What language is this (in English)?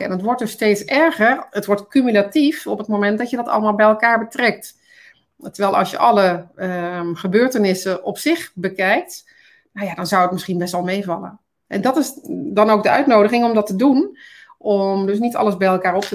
Dutch